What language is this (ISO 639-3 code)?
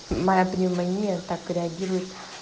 rus